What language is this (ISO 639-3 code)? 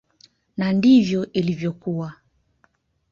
swa